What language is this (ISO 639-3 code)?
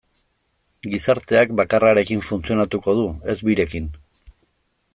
eus